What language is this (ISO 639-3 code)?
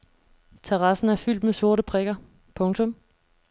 dan